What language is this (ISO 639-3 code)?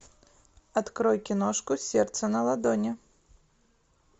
rus